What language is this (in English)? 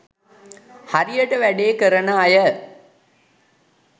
Sinhala